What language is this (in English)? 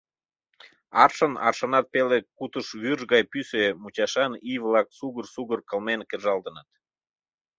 Mari